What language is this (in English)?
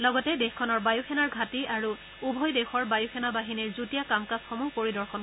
Assamese